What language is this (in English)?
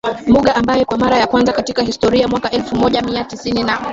Swahili